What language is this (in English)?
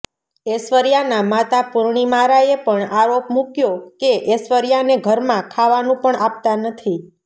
Gujarati